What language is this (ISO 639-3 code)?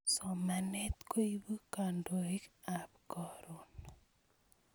kln